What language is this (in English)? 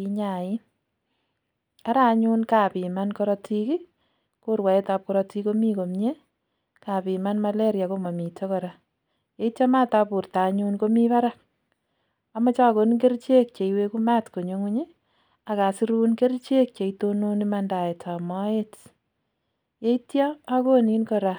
Kalenjin